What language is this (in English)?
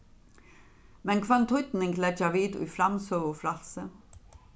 Faroese